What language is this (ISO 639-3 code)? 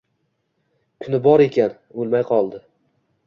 uzb